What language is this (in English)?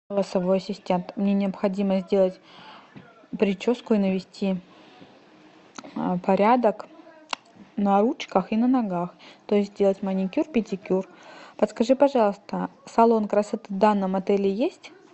Russian